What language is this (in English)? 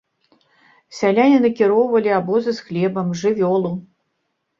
Belarusian